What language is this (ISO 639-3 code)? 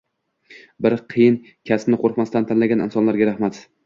uzb